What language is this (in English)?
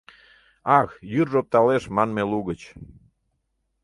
Mari